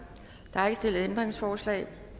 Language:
Danish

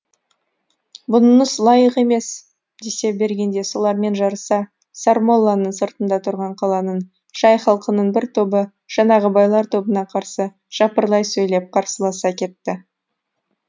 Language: Kazakh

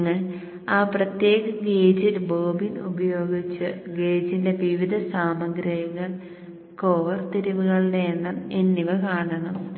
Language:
Malayalam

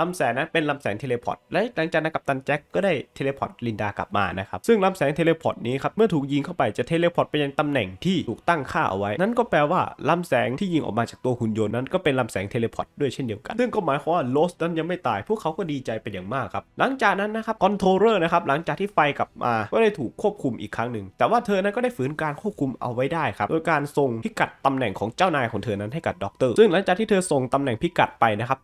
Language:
Thai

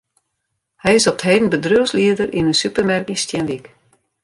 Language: Western Frisian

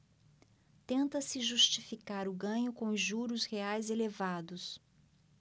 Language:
Portuguese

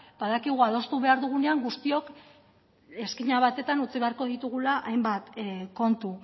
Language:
Basque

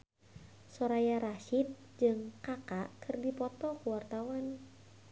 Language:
Sundanese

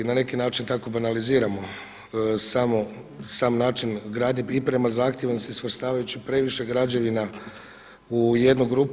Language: Croatian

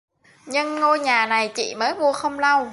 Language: Vietnamese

